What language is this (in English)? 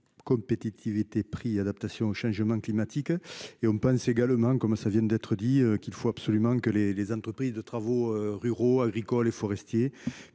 French